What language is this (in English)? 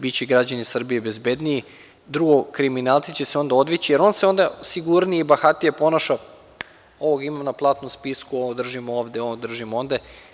Serbian